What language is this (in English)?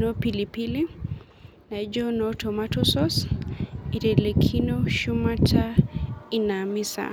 Masai